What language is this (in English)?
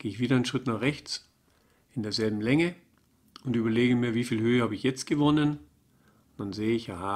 German